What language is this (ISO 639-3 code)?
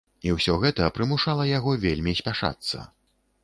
bel